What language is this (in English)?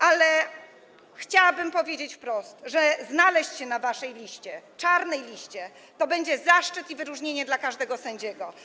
Polish